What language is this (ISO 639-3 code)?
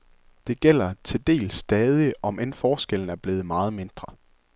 dan